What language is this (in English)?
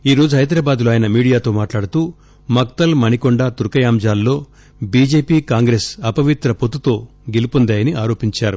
Telugu